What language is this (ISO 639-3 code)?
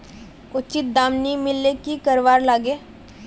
mag